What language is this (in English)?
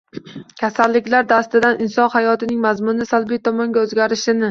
Uzbek